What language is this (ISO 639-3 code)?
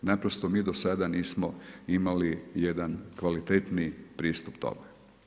hrv